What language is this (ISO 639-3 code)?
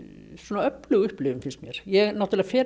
isl